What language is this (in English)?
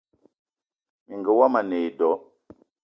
Eton (Cameroon)